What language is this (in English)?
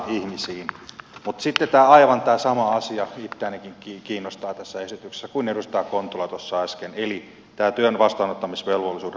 Finnish